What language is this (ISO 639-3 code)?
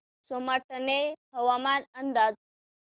mar